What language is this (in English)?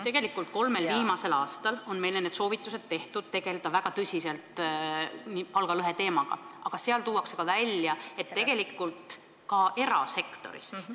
Estonian